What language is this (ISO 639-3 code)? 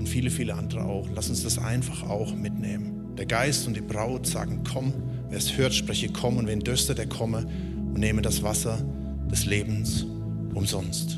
deu